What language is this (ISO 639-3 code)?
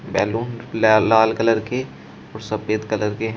hin